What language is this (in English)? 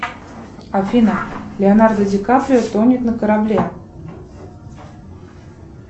Russian